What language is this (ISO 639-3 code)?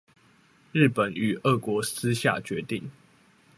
zho